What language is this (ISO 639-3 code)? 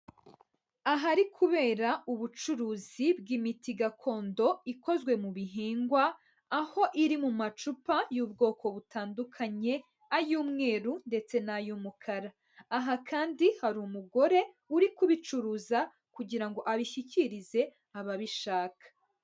kin